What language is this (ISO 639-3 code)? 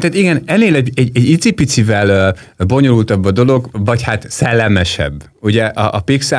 hun